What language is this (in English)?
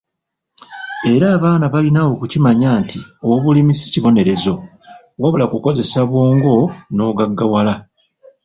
Ganda